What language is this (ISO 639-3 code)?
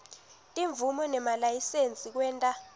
ssw